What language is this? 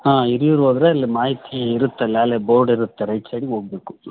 Kannada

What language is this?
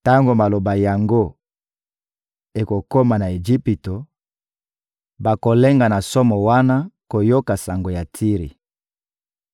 Lingala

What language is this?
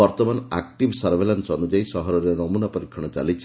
Odia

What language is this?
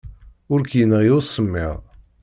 Kabyle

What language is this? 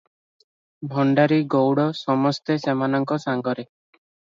Odia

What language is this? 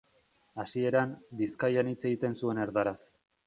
Basque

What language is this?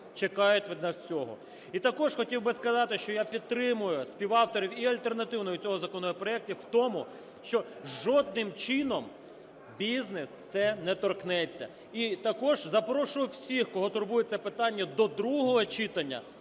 Ukrainian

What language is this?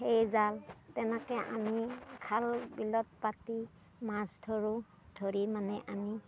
Assamese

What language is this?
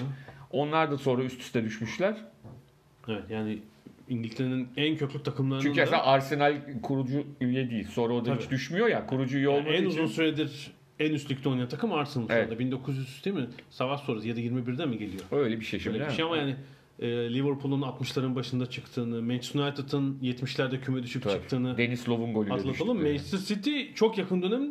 Turkish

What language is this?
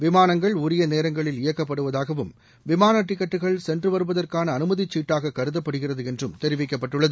Tamil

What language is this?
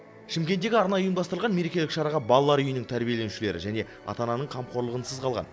Kazakh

